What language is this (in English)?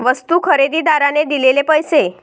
Marathi